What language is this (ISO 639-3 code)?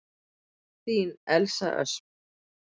isl